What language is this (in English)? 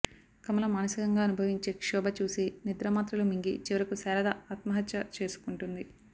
Telugu